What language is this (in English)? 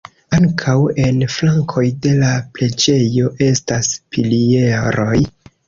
Esperanto